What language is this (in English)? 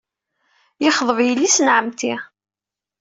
Kabyle